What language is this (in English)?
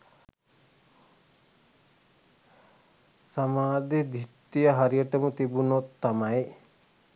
Sinhala